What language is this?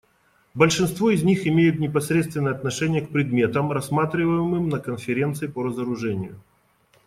Russian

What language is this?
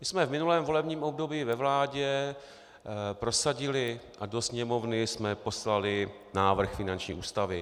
Czech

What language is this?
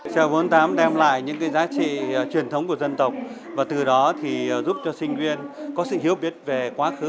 Vietnamese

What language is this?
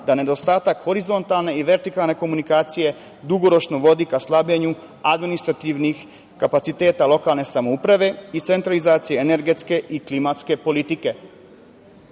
Serbian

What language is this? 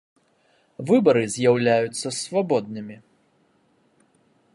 Belarusian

